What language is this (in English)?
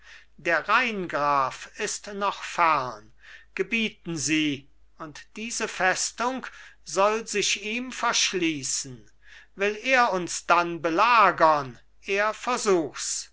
German